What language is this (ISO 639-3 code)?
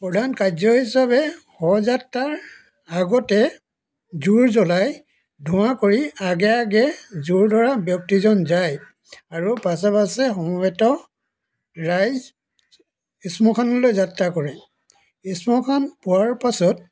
asm